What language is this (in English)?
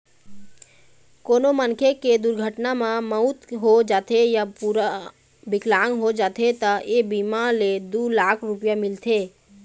Chhattisgarhi